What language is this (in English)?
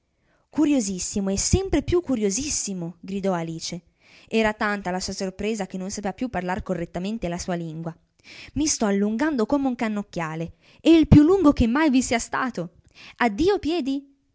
Italian